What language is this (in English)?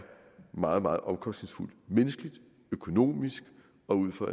Danish